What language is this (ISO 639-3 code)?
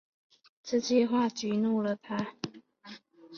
zho